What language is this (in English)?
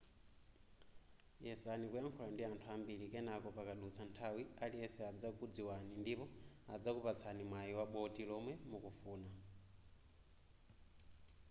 Nyanja